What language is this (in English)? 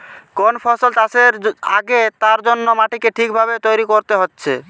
Bangla